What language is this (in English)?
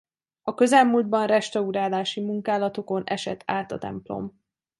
Hungarian